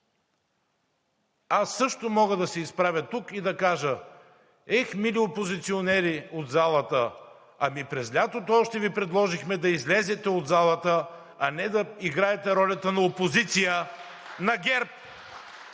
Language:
Bulgarian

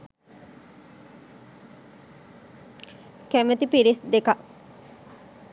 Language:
Sinhala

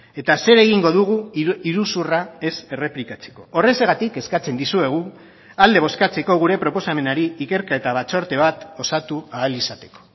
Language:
Basque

